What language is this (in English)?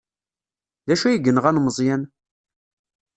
Kabyle